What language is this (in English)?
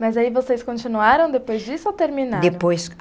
Portuguese